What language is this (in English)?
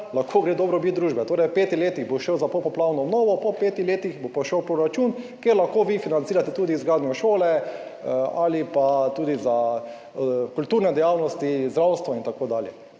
Slovenian